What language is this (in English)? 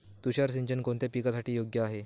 Marathi